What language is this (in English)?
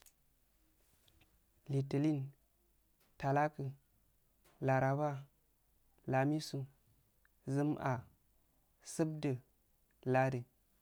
Afade